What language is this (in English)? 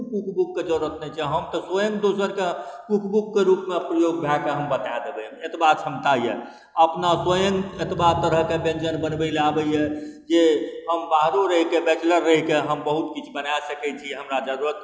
Maithili